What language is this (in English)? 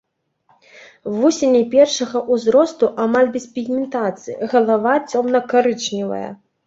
Belarusian